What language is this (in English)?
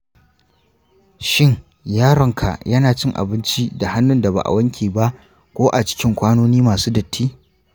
Hausa